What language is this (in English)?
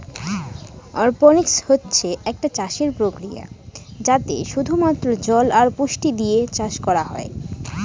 Bangla